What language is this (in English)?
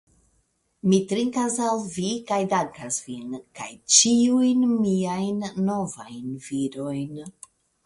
Esperanto